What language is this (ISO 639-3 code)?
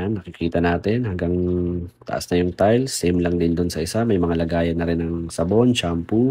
fil